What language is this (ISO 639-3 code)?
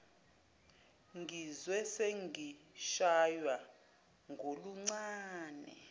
zul